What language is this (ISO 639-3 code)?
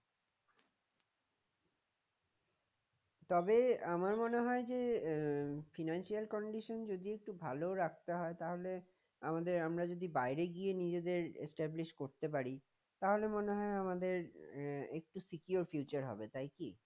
ben